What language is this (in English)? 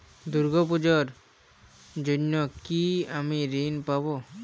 Bangla